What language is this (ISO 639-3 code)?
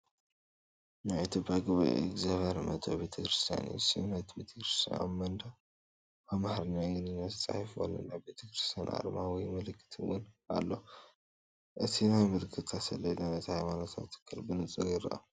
tir